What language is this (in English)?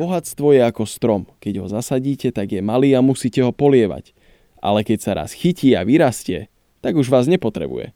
Slovak